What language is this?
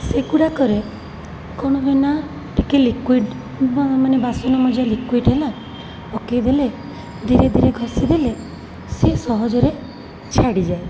Odia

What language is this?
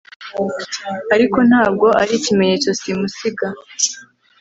Kinyarwanda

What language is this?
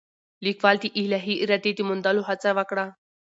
Pashto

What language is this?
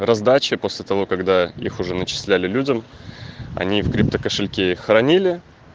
Russian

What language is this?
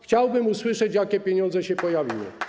Polish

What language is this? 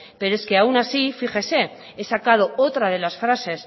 Spanish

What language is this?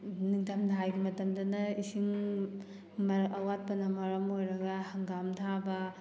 Manipuri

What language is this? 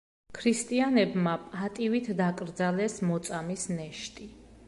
Georgian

